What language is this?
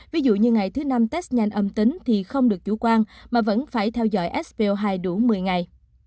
Vietnamese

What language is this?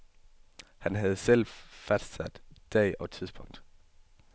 Danish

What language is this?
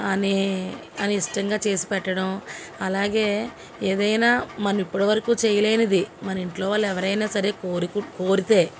Telugu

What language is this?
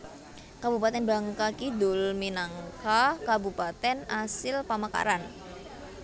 Javanese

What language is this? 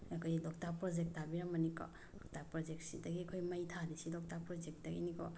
Manipuri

